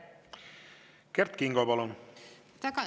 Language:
Estonian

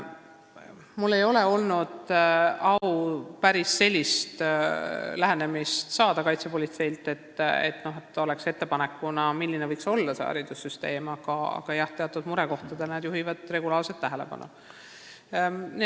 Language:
Estonian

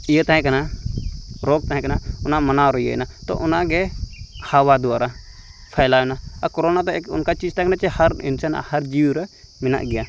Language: Santali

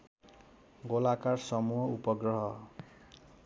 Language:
Nepali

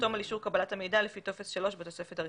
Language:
Hebrew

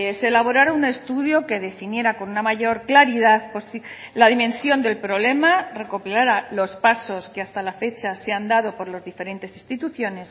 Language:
Spanish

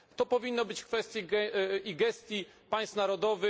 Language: Polish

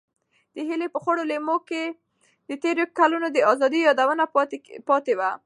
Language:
Pashto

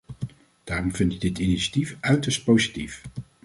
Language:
Dutch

